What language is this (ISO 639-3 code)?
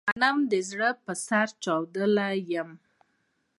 pus